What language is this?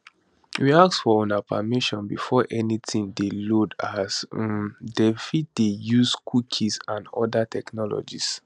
Nigerian Pidgin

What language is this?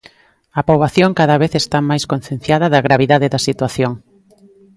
Galician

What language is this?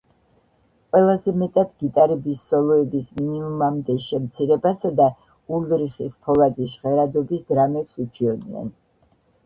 Georgian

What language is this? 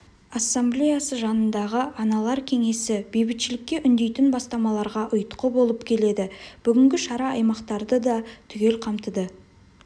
Kazakh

